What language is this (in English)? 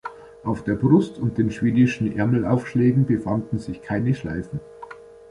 German